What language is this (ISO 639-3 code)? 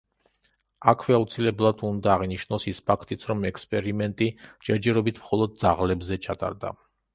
kat